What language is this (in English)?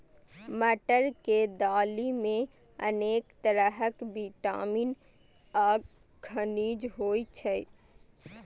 Maithili